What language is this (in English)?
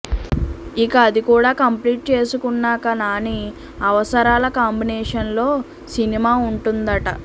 Telugu